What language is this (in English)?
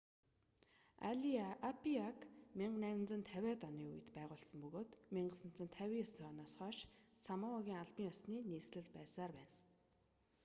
Mongolian